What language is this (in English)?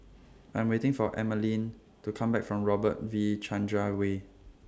English